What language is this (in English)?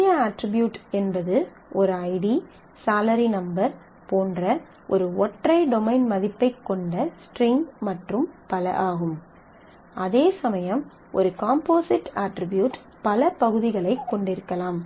Tamil